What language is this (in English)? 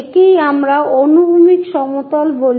Bangla